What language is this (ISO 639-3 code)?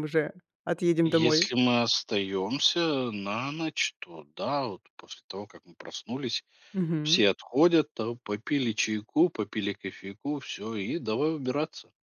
rus